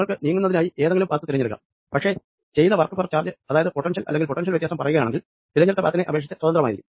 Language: Malayalam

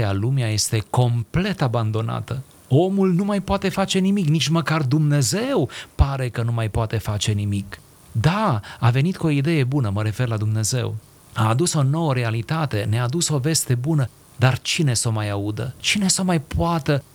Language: Romanian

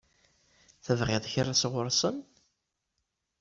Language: Kabyle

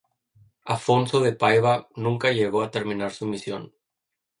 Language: Spanish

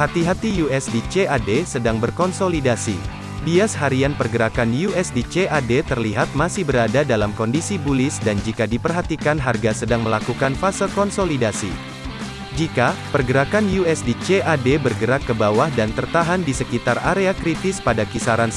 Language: Indonesian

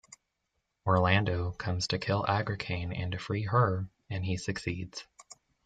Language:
English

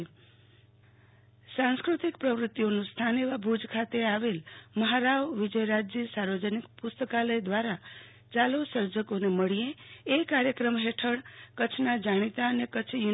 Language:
Gujarati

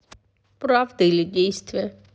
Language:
Russian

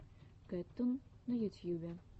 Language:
Russian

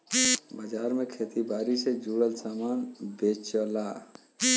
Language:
Bhojpuri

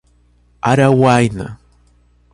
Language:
Portuguese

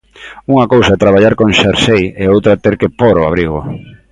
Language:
Galician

